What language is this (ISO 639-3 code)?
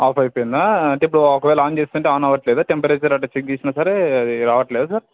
tel